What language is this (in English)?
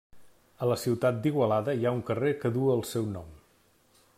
Catalan